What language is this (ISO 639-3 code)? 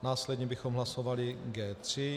ces